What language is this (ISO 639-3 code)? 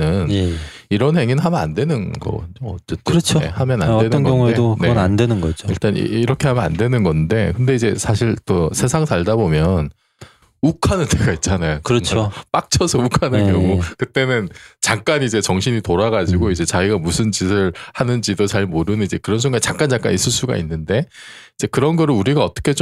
kor